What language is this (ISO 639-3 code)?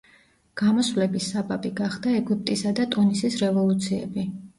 kat